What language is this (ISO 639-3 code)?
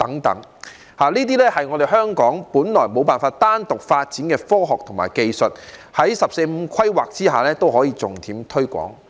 yue